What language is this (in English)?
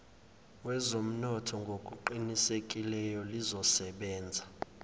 Zulu